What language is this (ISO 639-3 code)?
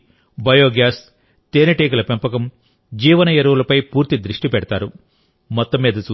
tel